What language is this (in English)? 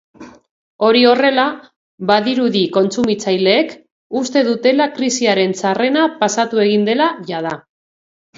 Basque